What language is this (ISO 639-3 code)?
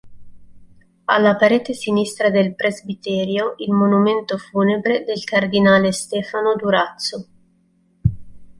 ita